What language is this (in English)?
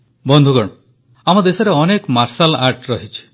Odia